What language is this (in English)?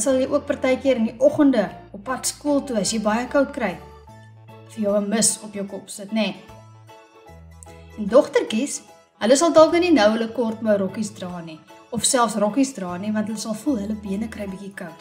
Dutch